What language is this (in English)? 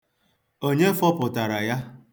Igbo